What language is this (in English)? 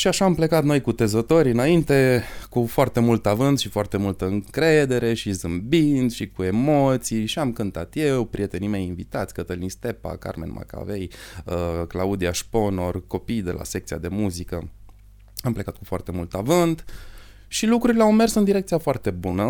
Romanian